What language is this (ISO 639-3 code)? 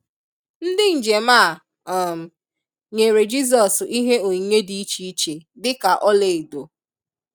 ibo